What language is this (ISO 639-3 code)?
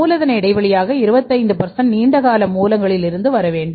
tam